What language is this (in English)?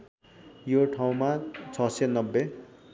Nepali